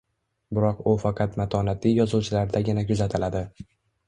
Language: Uzbek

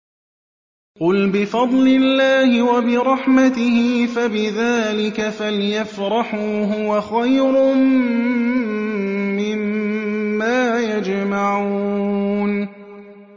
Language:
Arabic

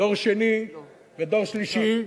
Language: Hebrew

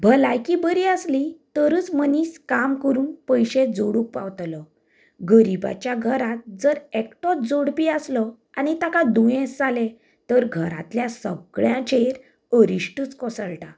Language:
Konkani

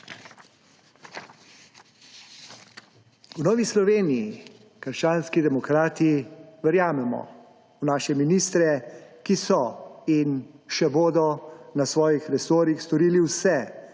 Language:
Slovenian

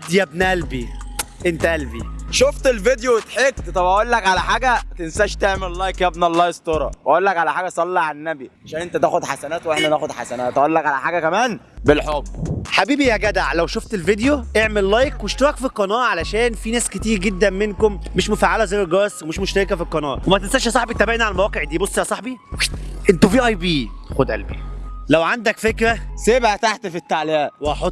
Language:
Arabic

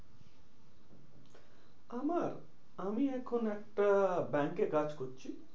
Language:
Bangla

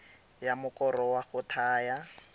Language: Tswana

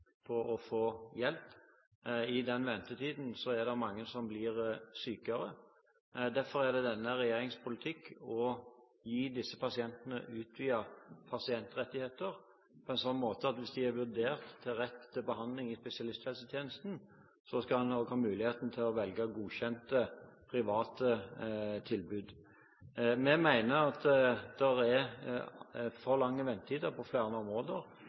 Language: Norwegian Bokmål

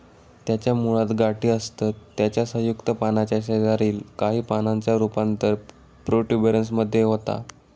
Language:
Marathi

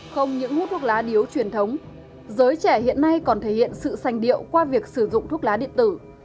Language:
Vietnamese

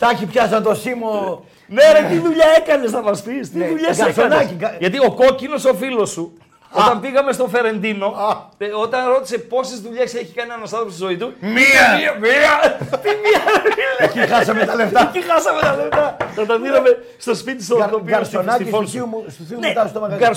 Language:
Greek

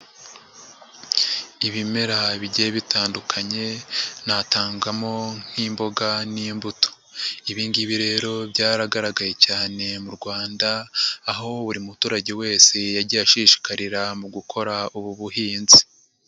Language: Kinyarwanda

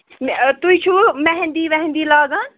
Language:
Kashmiri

